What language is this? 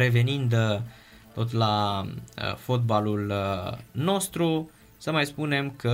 Romanian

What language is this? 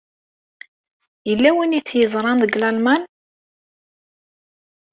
Kabyle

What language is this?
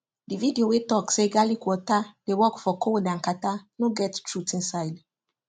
Nigerian Pidgin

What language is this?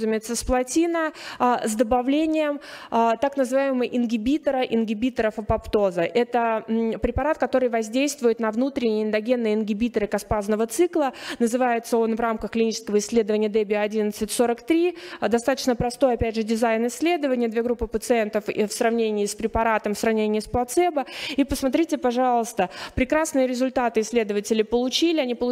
Russian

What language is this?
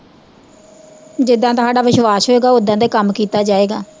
Punjabi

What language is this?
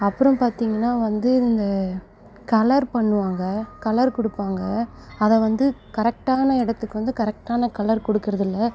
Tamil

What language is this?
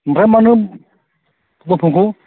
Bodo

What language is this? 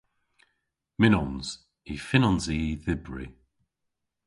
Cornish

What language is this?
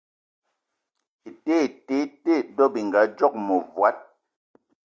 Eton (Cameroon)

